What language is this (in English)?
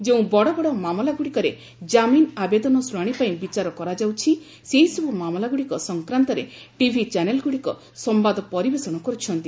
Odia